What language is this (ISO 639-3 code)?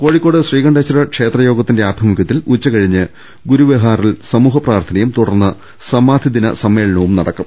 mal